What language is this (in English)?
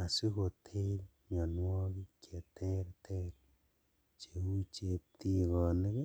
Kalenjin